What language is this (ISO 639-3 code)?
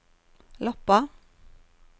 nor